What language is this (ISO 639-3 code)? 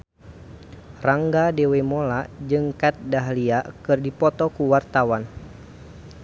sun